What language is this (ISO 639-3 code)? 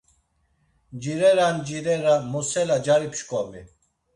lzz